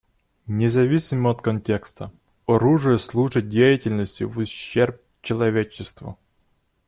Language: Russian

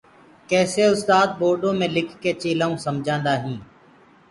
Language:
Gurgula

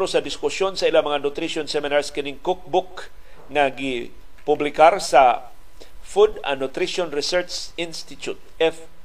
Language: Filipino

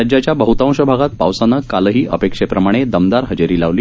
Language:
Marathi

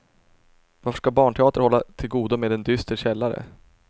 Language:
Swedish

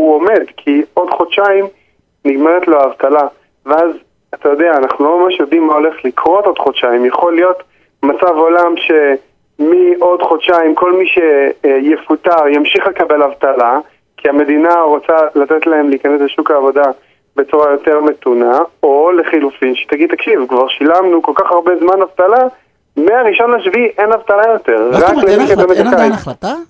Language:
Hebrew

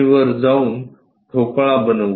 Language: Marathi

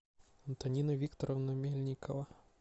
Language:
Russian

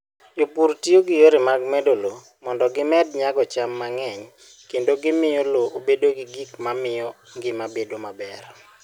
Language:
Luo (Kenya and Tanzania)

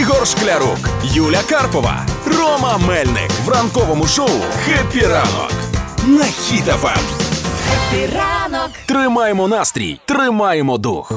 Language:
Ukrainian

